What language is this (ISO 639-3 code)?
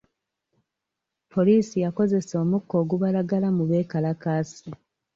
lug